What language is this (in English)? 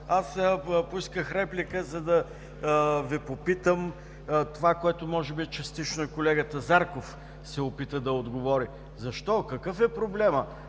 Bulgarian